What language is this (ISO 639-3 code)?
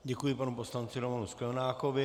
ces